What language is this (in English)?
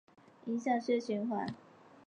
Chinese